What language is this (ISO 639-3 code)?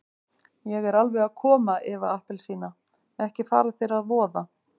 isl